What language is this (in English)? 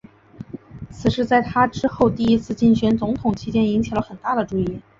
Chinese